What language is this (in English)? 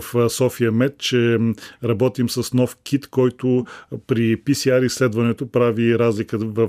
Bulgarian